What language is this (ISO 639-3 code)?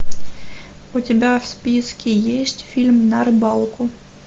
rus